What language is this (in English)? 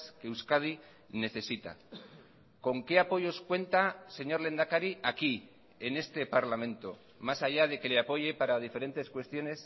Spanish